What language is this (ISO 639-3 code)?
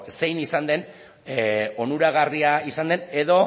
eus